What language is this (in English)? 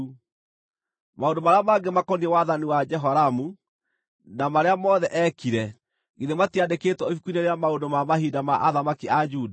Kikuyu